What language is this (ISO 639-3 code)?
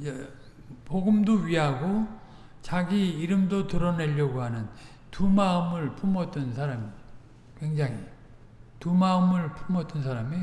kor